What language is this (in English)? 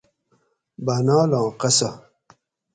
Gawri